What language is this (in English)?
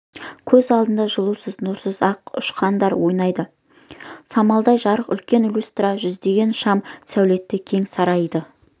Kazakh